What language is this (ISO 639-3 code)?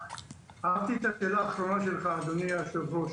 heb